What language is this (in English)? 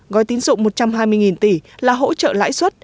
Vietnamese